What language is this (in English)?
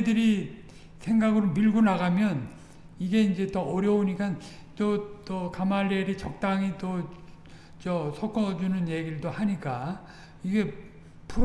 Korean